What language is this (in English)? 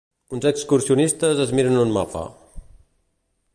Catalan